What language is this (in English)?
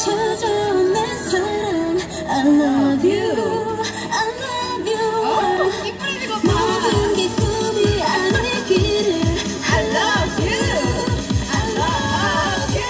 Korean